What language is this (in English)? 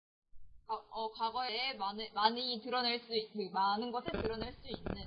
Korean